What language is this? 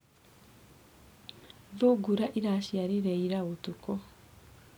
Kikuyu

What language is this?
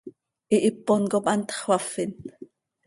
Seri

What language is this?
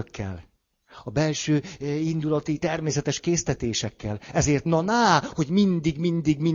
Hungarian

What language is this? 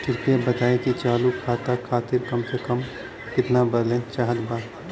Bhojpuri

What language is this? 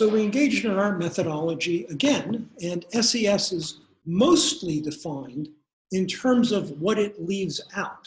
English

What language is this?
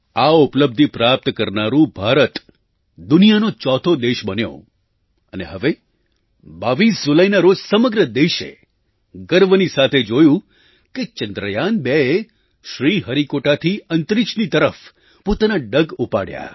Gujarati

